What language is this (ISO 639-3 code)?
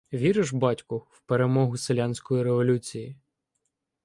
ukr